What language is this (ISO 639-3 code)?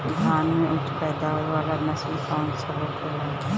bho